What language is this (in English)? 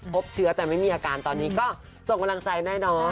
Thai